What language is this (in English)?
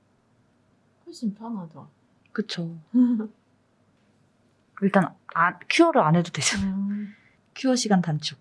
Korean